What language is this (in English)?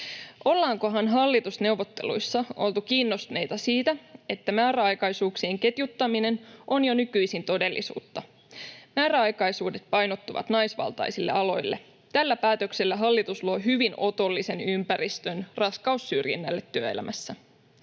Finnish